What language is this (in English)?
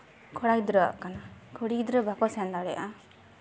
Santali